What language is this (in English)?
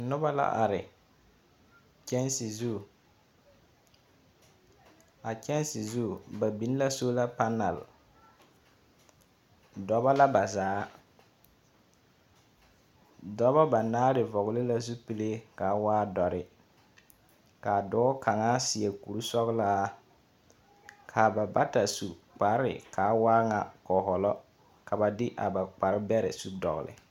Southern Dagaare